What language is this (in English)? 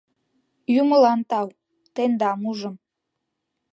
Mari